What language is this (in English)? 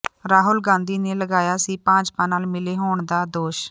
Punjabi